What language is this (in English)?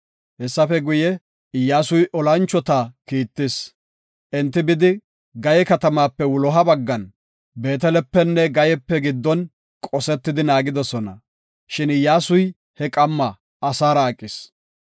Gofa